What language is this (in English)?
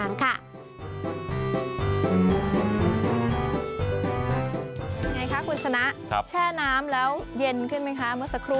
Thai